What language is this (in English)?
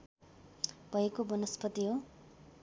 Nepali